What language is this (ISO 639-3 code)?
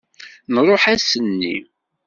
kab